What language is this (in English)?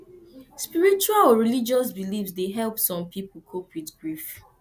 Nigerian Pidgin